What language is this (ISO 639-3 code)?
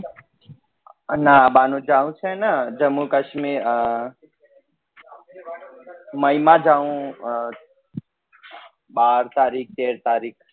guj